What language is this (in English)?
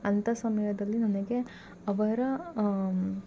Kannada